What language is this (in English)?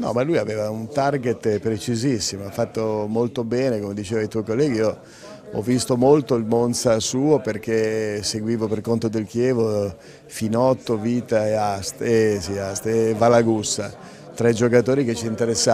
Italian